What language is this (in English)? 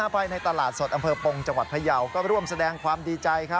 Thai